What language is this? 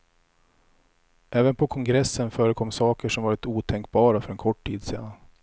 Swedish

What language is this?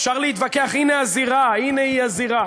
Hebrew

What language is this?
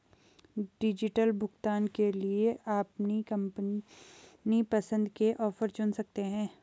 Hindi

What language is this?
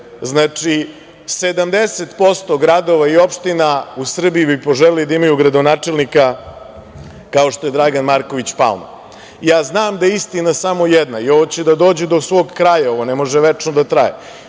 Serbian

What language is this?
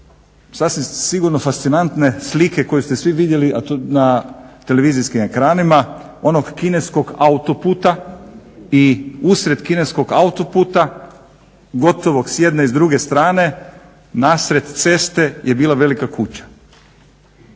Croatian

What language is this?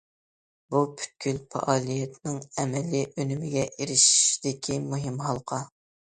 Uyghur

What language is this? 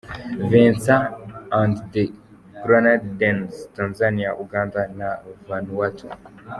Kinyarwanda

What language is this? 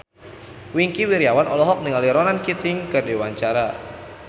Sundanese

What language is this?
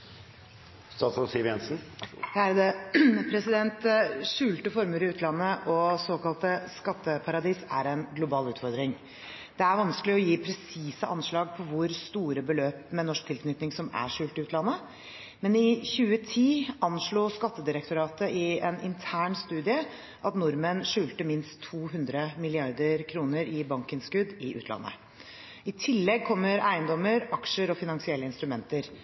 Norwegian Bokmål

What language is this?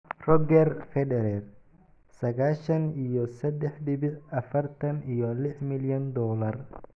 Somali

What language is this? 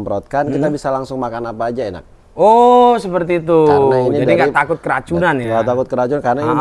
Indonesian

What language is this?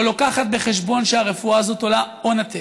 Hebrew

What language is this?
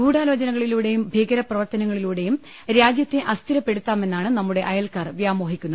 Malayalam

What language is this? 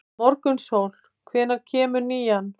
Icelandic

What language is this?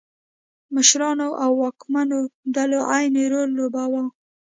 Pashto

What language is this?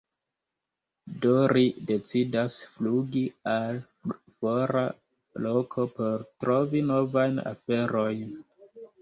Esperanto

